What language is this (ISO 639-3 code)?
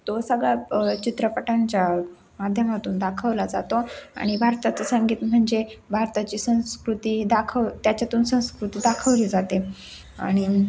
mar